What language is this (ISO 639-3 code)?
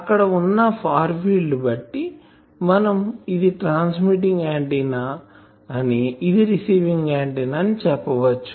tel